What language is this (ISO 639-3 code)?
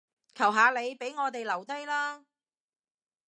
yue